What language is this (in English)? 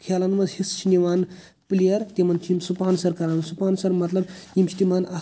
Kashmiri